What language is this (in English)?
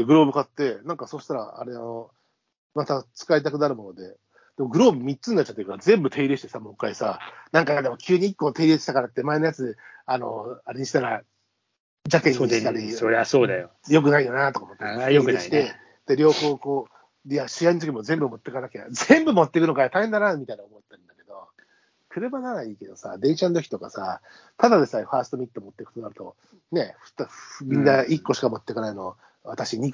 Japanese